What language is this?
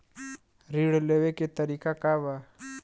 Bhojpuri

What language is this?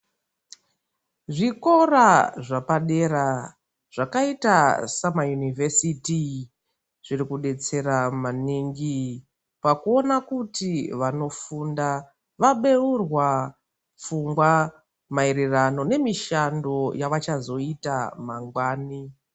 Ndau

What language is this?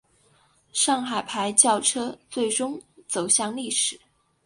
Chinese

